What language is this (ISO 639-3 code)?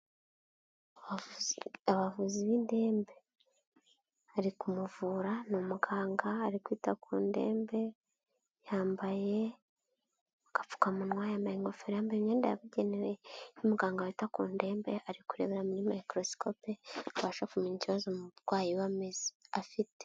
kin